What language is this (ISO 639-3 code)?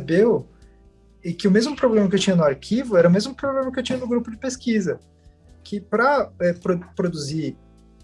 por